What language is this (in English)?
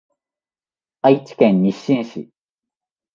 Japanese